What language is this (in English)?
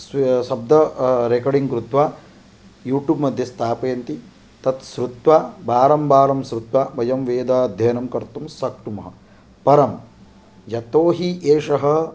Sanskrit